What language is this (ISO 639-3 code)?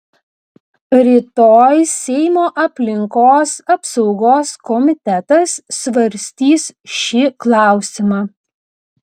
lit